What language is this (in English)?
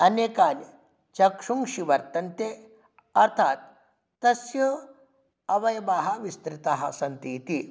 Sanskrit